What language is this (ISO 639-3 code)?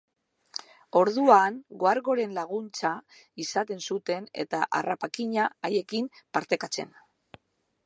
eus